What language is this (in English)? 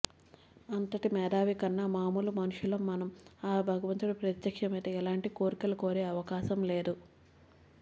Telugu